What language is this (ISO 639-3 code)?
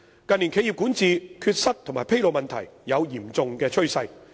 yue